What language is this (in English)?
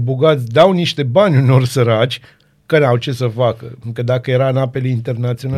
Romanian